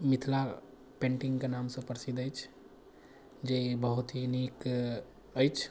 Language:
Maithili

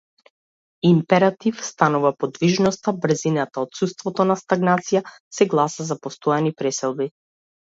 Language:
Macedonian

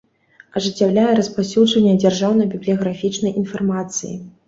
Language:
Belarusian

